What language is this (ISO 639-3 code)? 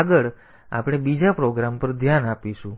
guj